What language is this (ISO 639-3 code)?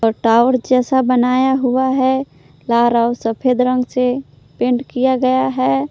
hin